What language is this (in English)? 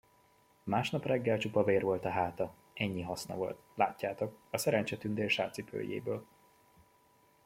Hungarian